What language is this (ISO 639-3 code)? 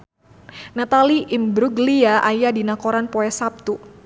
sun